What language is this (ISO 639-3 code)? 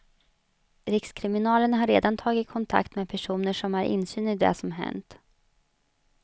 swe